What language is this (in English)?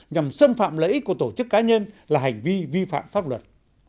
Vietnamese